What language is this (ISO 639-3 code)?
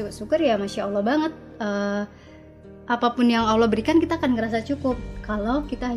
ind